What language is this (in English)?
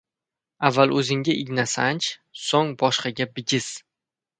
Uzbek